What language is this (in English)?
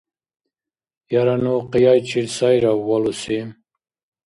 Dargwa